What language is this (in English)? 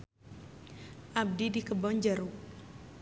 Sundanese